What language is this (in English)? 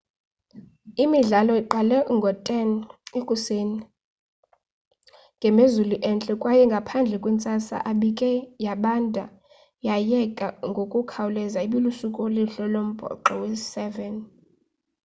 Xhosa